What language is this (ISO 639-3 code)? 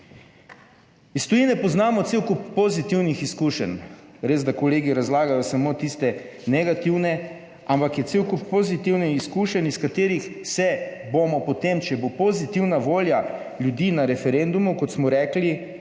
slv